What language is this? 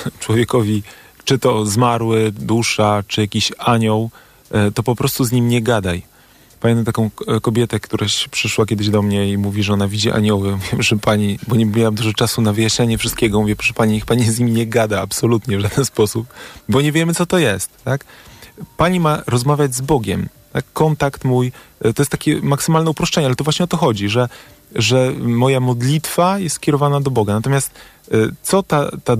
Polish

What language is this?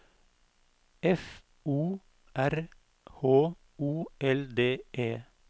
Norwegian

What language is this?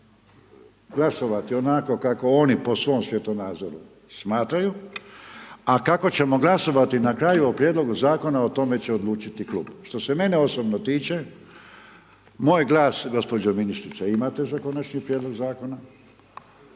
Croatian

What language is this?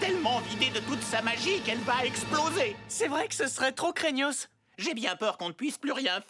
French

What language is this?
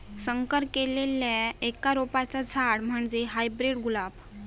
Marathi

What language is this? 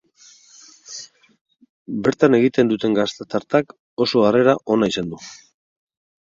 Basque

